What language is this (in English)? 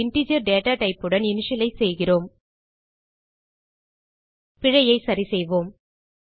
Tamil